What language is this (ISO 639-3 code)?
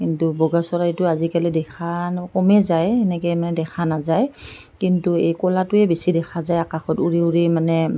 asm